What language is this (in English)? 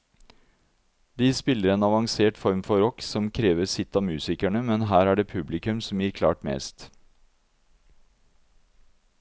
Norwegian